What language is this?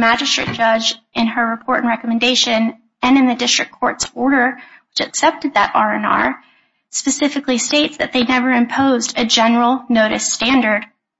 English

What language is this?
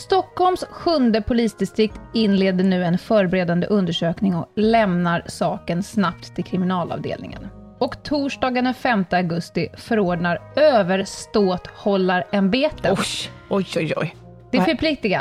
Swedish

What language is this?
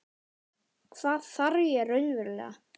Icelandic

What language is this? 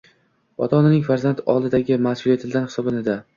Uzbek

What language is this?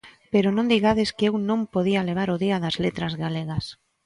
Galician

